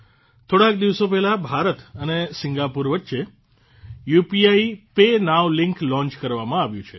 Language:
Gujarati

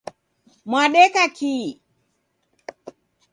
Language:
Taita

